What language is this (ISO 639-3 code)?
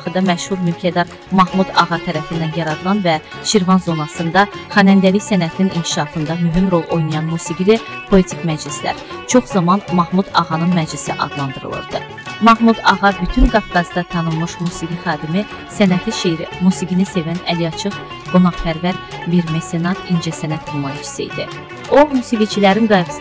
rus